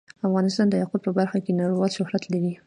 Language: Pashto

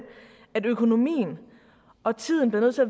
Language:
Danish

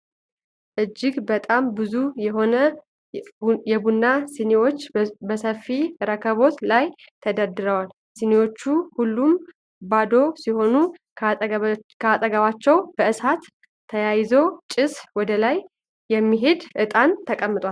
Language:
Amharic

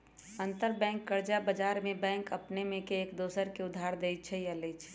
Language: Magahi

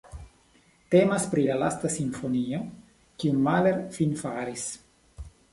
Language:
Esperanto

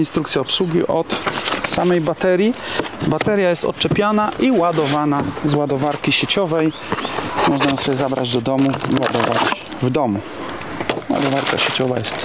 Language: Polish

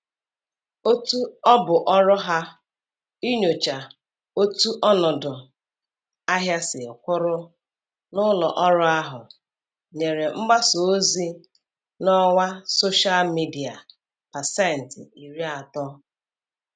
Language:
Igbo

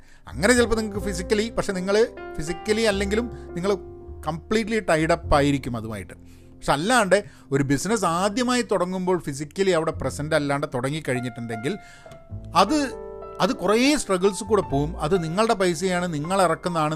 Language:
Malayalam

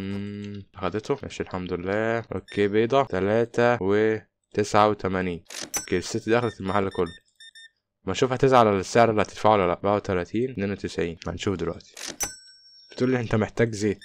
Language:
Arabic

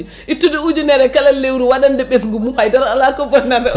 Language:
Fula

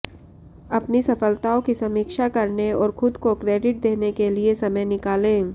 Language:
Hindi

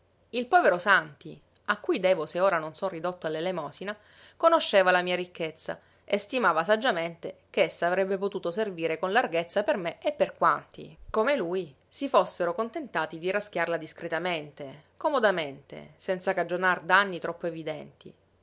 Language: Italian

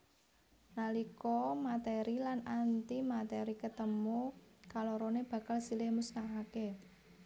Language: Javanese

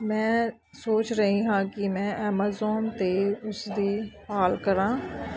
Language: Punjabi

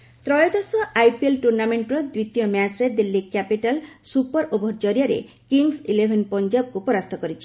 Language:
Odia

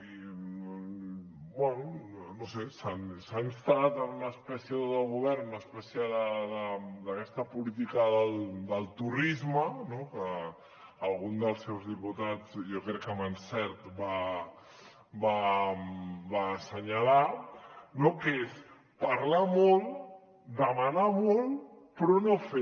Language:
Catalan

